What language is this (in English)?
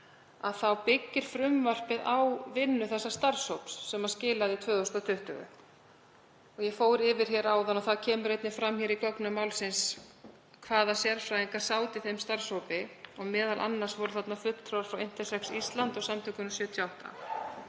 Icelandic